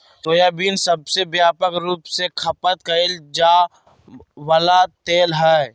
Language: Magahi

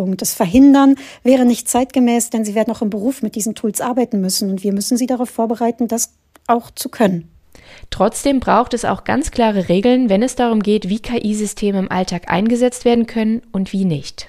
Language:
German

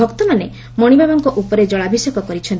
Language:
Odia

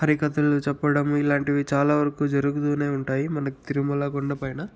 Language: Telugu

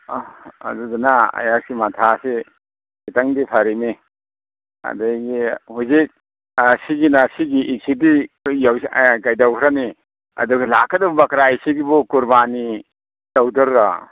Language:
Manipuri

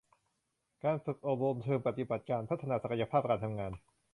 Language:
Thai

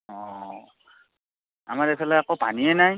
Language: Assamese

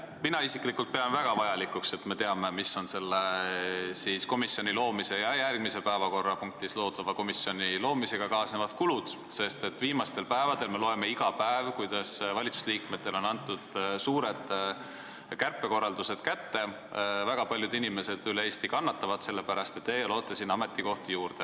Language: Estonian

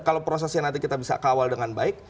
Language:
Indonesian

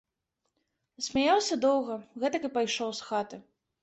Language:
Belarusian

